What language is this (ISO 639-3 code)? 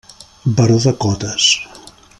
cat